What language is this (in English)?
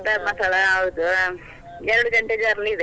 Kannada